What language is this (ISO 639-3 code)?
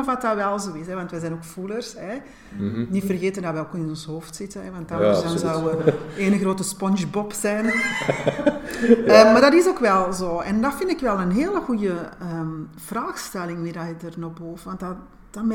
nld